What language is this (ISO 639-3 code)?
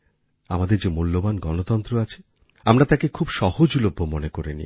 ben